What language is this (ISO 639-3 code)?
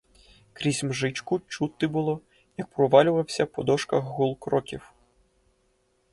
ukr